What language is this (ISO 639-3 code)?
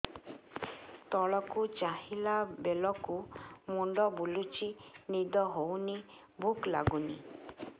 ori